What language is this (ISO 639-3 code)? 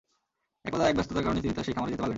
ben